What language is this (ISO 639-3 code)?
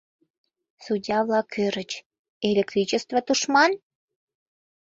chm